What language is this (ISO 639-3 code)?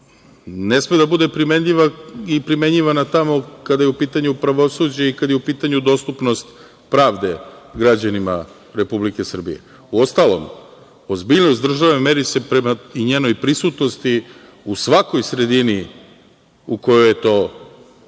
srp